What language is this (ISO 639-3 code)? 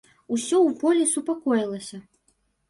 bel